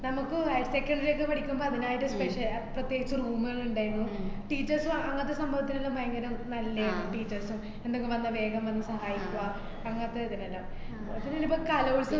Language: Malayalam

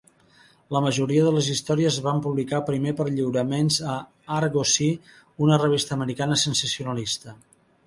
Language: Catalan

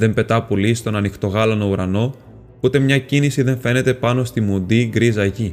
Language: Greek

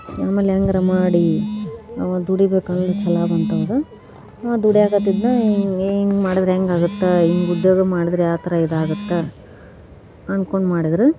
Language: Kannada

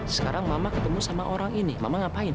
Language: Indonesian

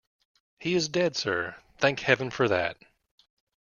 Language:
English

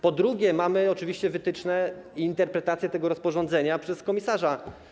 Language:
Polish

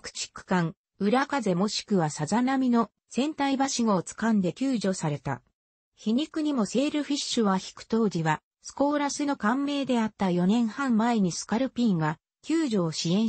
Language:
Japanese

